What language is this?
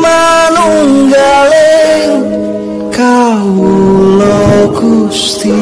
Indonesian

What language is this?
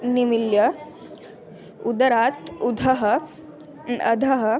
Sanskrit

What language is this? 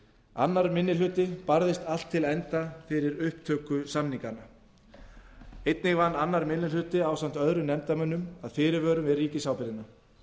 Icelandic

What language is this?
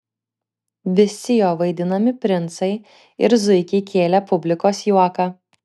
Lithuanian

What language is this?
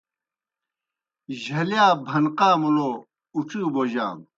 Kohistani Shina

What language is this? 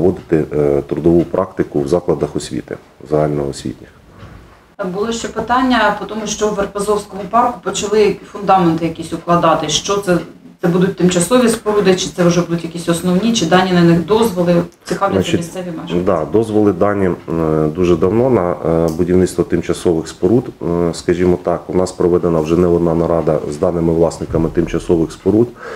Ukrainian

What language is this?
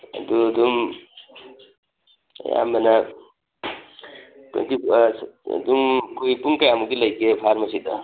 Manipuri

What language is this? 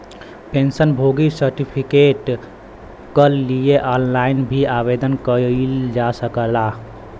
Bhojpuri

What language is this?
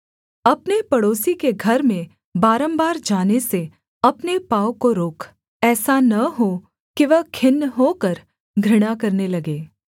Hindi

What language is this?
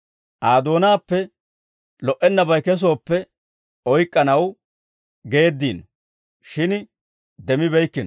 Dawro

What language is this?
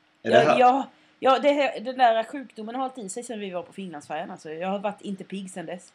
Swedish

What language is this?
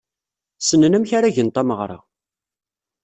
Kabyle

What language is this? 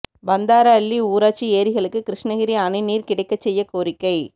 Tamil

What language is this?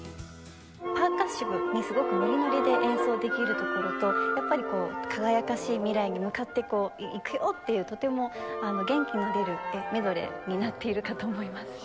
Japanese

